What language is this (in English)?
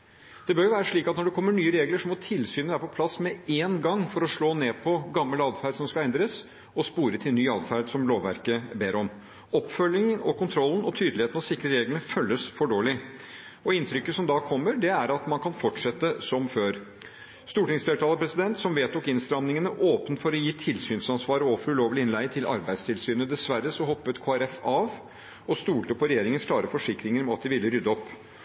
Norwegian Bokmål